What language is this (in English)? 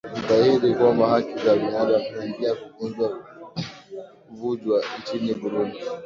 Swahili